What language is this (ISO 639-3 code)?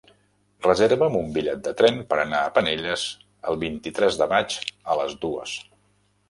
cat